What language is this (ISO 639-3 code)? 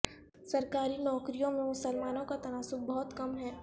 urd